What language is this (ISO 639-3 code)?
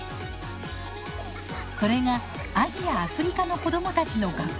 jpn